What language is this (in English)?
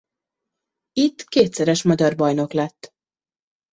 Hungarian